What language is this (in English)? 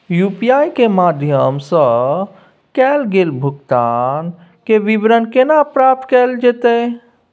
Maithili